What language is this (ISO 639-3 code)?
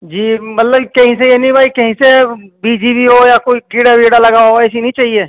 urd